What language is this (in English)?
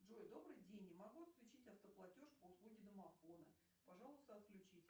Russian